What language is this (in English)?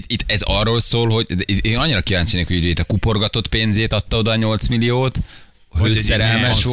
Hungarian